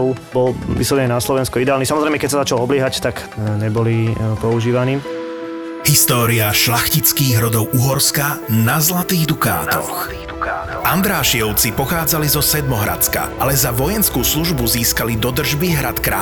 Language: Slovak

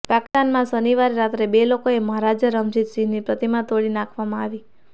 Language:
Gujarati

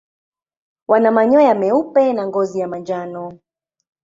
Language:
Swahili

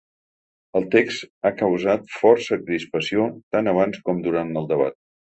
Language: Catalan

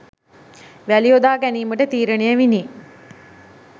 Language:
Sinhala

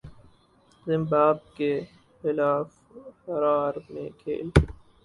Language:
Urdu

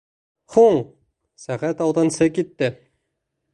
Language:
Bashkir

